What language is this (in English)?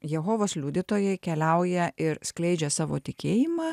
Lithuanian